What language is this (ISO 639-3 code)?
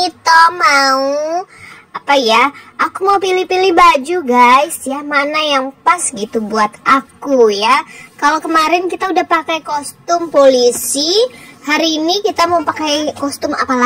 ind